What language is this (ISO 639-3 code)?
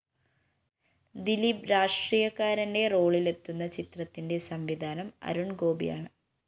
mal